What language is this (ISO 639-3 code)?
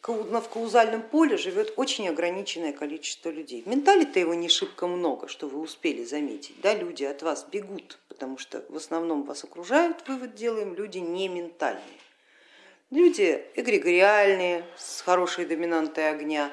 rus